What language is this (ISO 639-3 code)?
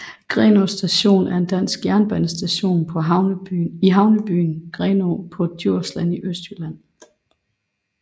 dan